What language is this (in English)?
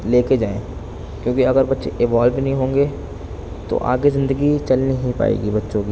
Urdu